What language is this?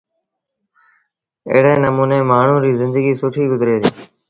Sindhi Bhil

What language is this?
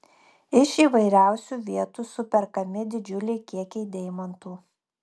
Lithuanian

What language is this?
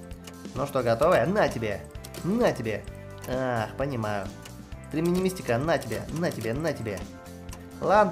Russian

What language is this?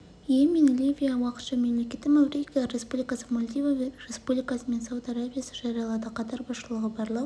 Kazakh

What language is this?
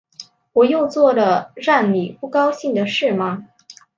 Chinese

